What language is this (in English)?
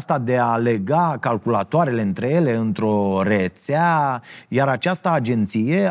Romanian